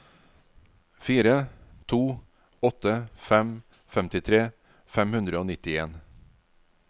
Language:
Norwegian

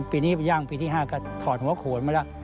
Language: Thai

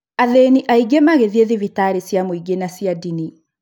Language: Kikuyu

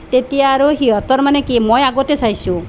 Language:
Assamese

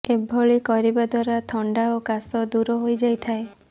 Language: Odia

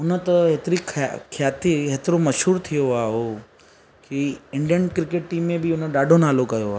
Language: Sindhi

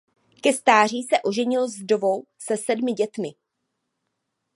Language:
Czech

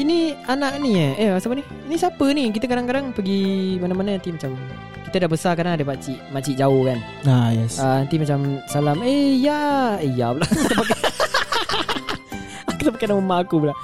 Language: Malay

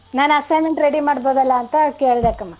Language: Kannada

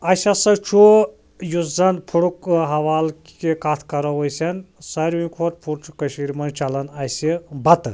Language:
Kashmiri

